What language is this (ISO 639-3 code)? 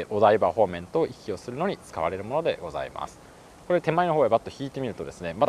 jpn